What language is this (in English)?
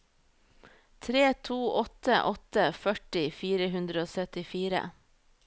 Norwegian